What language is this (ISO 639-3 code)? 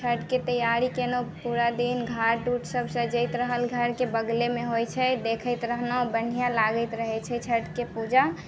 mai